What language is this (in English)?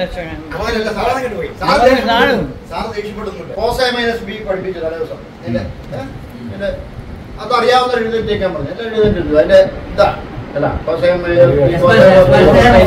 Malayalam